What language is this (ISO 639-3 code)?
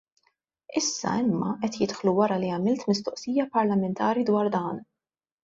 mlt